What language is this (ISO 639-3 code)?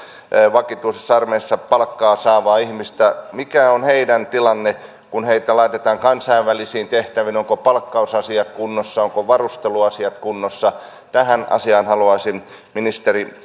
fin